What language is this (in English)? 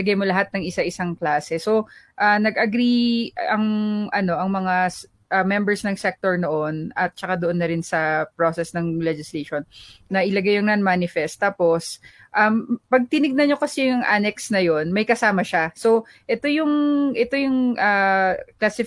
Filipino